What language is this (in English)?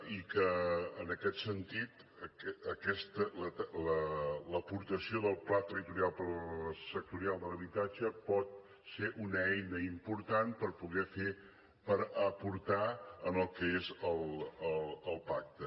Catalan